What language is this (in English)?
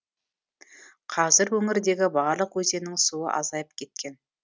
Kazakh